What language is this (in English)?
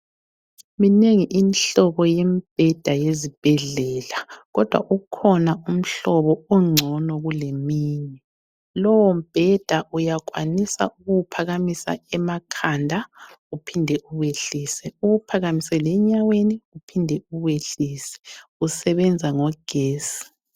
North Ndebele